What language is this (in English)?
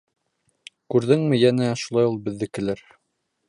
Bashkir